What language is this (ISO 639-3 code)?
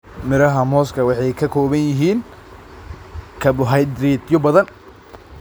som